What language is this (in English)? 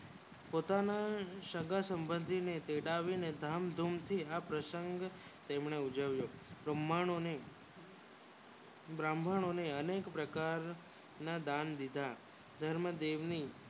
Gujarati